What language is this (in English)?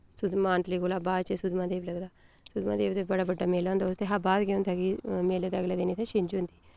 Dogri